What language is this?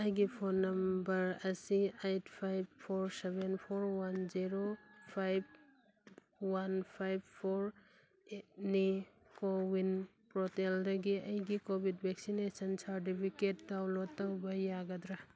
Manipuri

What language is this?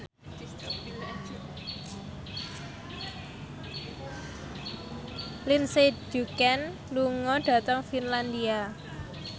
Javanese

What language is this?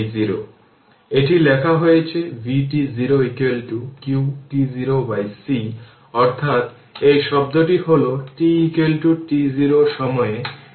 Bangla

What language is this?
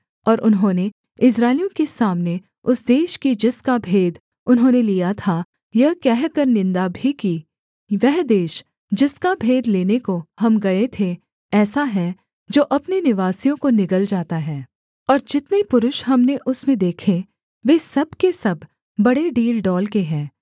Hindi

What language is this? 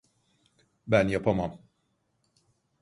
Turkish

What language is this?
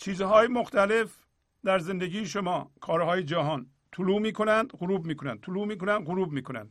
Persian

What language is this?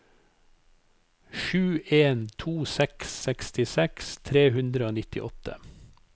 Norwegian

